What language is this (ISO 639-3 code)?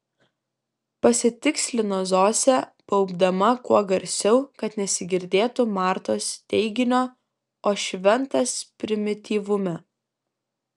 lit